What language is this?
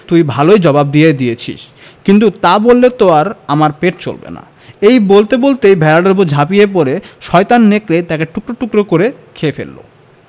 Bangla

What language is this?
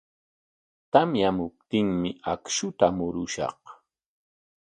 Corongo Ancash Quechua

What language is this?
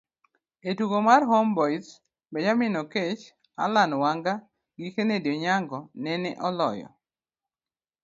Luo (Kenya and Tanzania)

